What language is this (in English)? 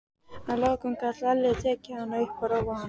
Icelandic